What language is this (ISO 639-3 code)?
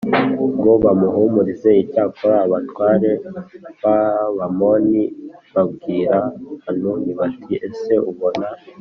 kin